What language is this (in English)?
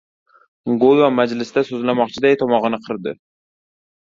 Uzbek